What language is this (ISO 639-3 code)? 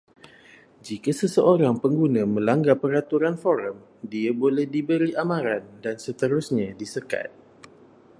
msa